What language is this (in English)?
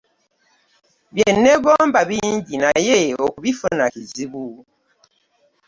Ganda